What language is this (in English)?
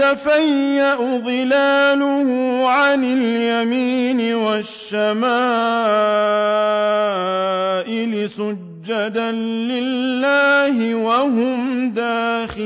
Arabic